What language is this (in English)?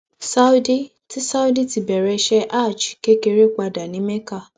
Yoruba